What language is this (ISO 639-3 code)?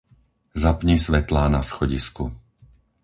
slk